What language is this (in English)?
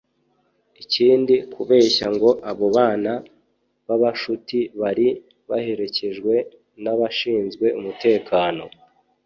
Kinyarwanda